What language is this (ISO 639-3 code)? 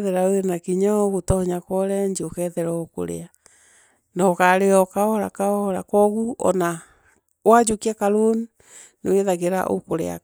mer